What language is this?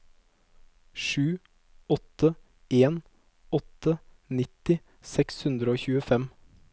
Norwegian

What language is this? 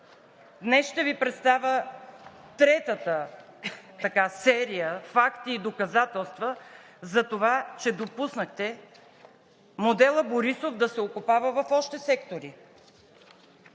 Bulgarian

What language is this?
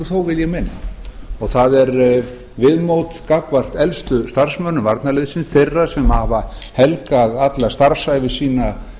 Icelandic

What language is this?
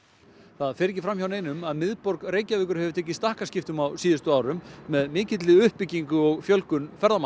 Icelandic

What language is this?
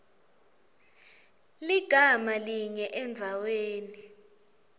Swati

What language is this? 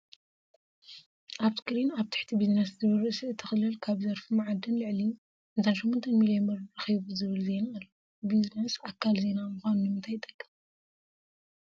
Tigrinya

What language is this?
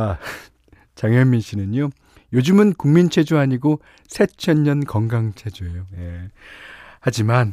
Korean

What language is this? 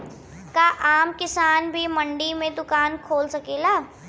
Bhojpuri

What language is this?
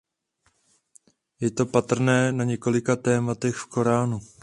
Czech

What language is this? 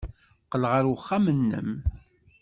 Kabyle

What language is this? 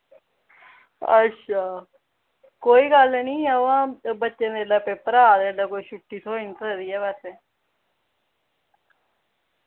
Dogri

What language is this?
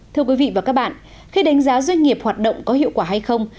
Vietnamese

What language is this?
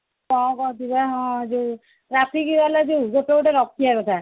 Odia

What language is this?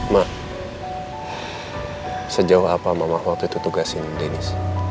Indonesian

